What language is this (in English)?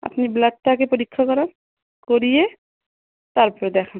Bangla